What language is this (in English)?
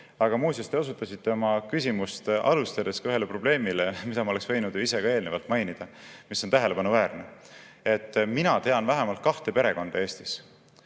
Estonian